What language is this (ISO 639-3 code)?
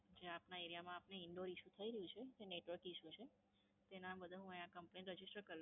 guj